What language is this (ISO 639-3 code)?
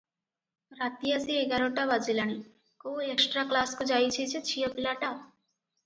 ori